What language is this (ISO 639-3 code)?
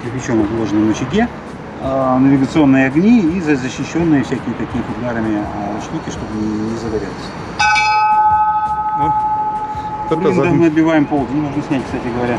rus